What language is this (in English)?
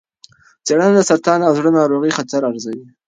Pashto